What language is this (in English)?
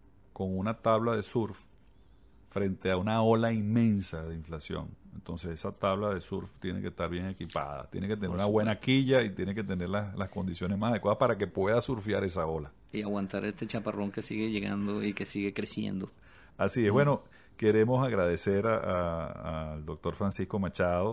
Spanish